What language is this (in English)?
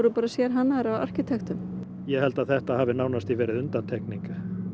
Icelandic